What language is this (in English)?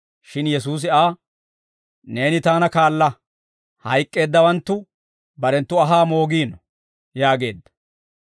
Dawro